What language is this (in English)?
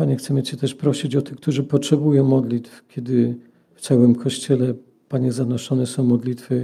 Polish